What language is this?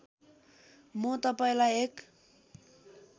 Nepali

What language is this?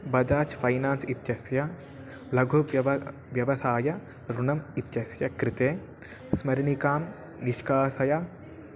Sanskrit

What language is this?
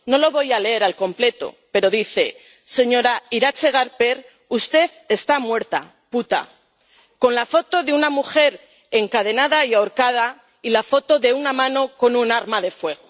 Spanish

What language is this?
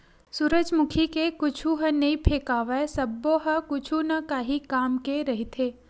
Chhattisgarhi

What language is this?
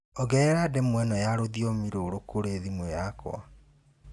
Kikuyu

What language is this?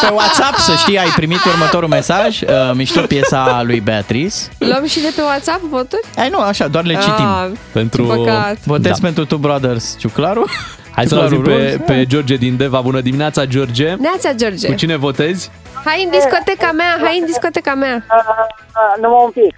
Romanian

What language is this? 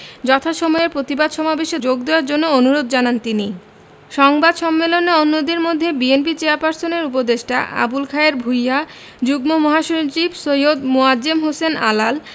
Bangla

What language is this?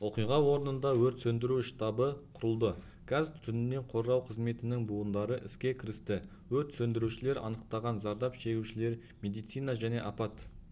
Kazakh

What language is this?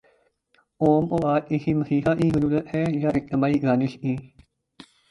Urdu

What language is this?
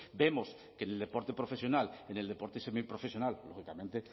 Spanish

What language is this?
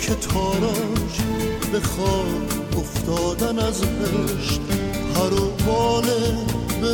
Persian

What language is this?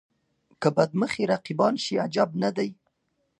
Pashto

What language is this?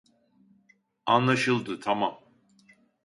Turkish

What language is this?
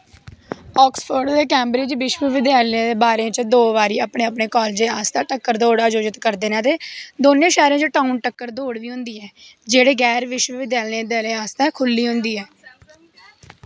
Dogri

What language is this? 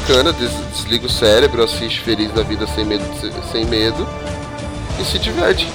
Portuguese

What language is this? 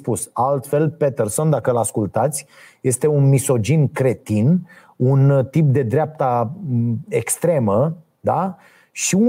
Romanian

